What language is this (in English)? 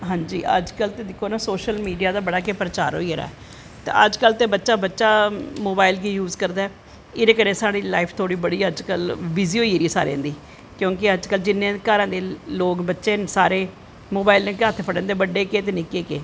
Dogri